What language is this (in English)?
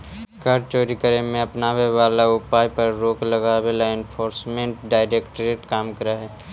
Magahi